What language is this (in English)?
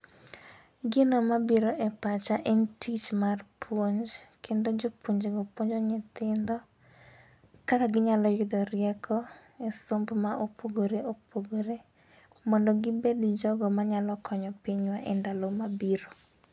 Luo (Kenya and Tanzania)